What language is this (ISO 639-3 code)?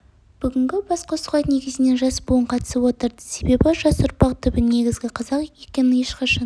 kaz